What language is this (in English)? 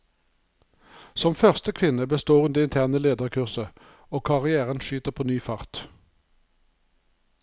Norwegian